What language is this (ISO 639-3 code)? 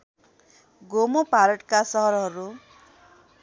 nep